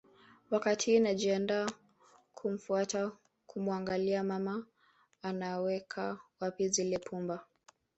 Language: Swahili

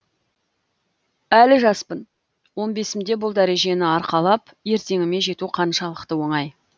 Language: Kazakh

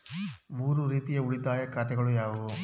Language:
Kannada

